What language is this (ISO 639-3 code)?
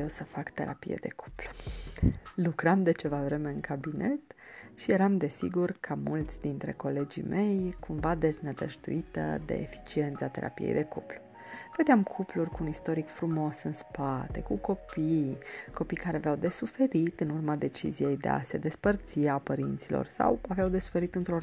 ron